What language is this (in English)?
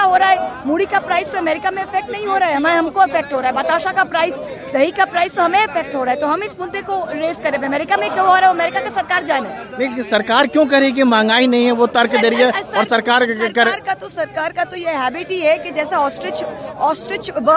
Hindi